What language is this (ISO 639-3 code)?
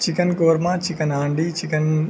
urd